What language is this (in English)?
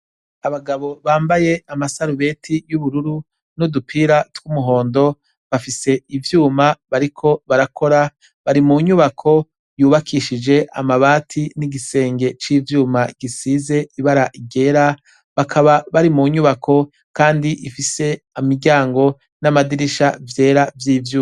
Rundi